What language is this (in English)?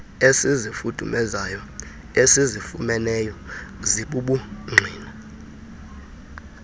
Xhosa